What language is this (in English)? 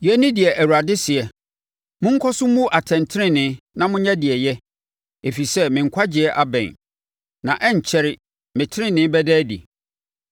Akan